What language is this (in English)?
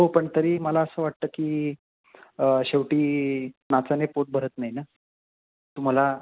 Marathi